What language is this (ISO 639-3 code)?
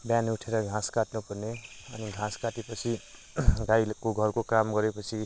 nep